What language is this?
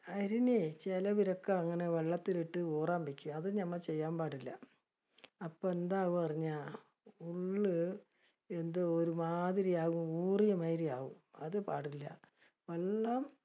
Malayalam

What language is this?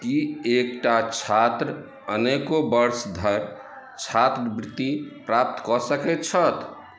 Maithili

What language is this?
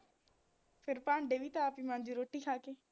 Punjabi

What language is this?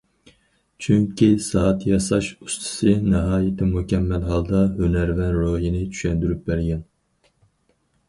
Uyghur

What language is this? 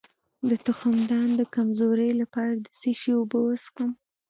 Pashto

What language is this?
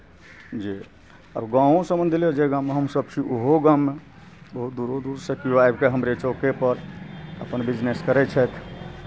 Maithili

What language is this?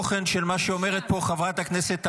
Hebrew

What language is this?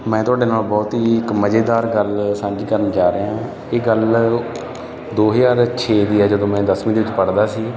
Punjabi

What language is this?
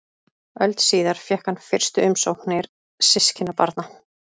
Icelandic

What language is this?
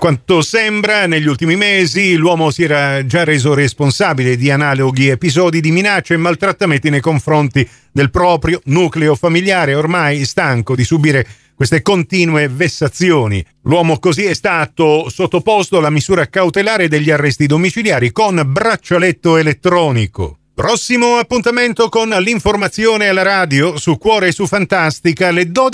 Italian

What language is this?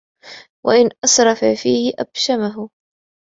Arabic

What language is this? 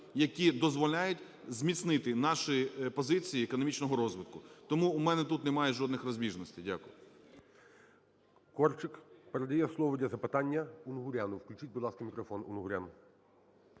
Ukrainian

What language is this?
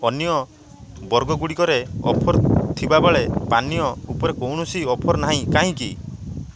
Odia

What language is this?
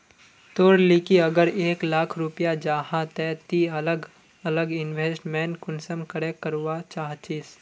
Magahi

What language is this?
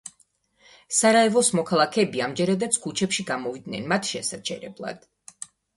Georgian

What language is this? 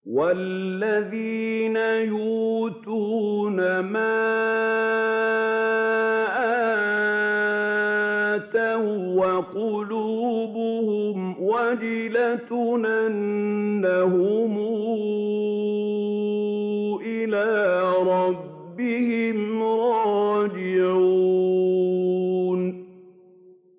Arabic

